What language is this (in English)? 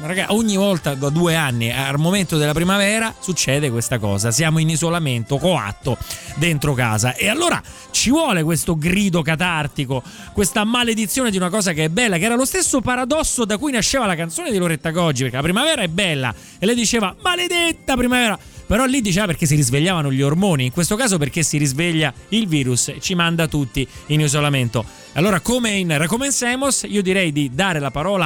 Italian